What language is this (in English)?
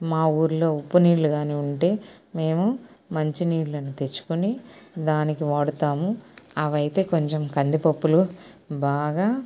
Telugu